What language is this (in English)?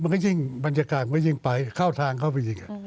Thai